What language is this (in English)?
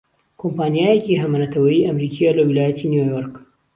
Central Kurdish